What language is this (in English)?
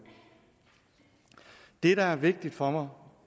Danish